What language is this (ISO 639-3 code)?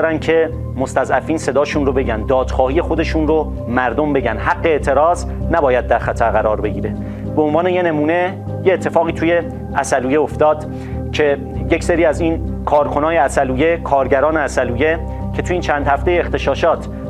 fas